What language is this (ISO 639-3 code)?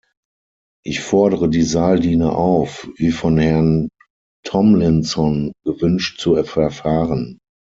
deu